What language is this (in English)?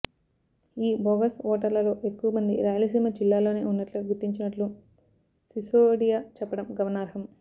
Telugu